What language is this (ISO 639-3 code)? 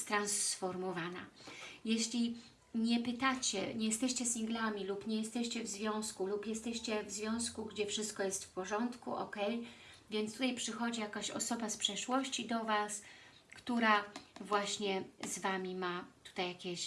pol